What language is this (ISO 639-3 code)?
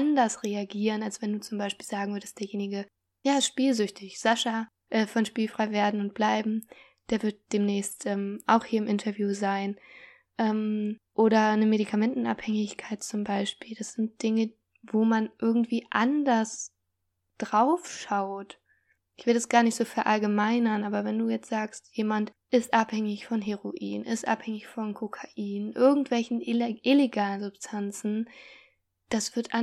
deu